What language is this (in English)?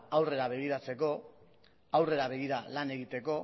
Basque